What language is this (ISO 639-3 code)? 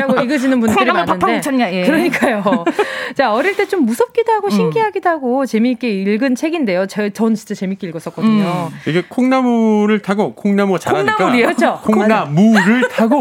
kor